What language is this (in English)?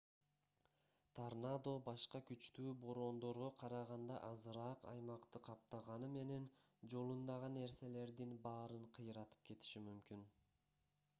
Kyrgyz